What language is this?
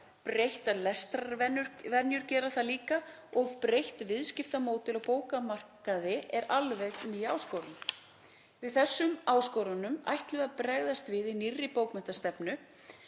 Icelandic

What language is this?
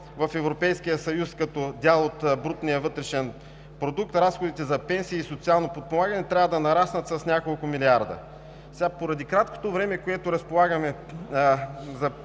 Bulgarian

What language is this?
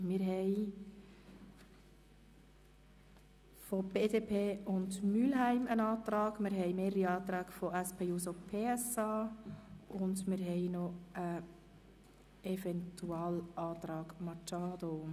Swiss German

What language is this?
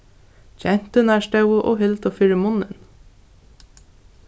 Faroese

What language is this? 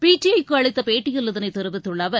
Tamil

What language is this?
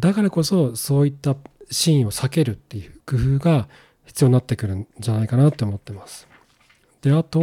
Japanese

